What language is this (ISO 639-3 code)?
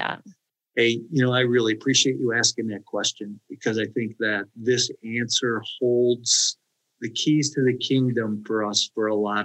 eng